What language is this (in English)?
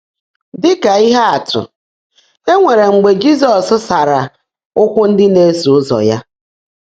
Igbo